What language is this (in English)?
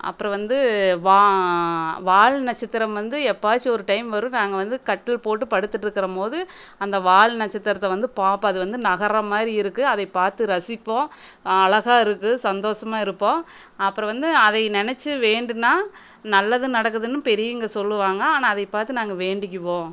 Tamil